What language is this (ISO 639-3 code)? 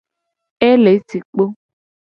gej